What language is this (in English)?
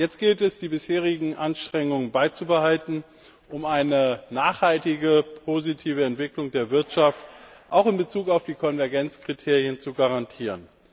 German